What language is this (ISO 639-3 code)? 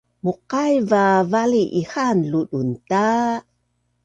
bnn